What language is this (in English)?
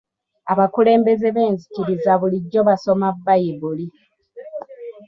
Ganda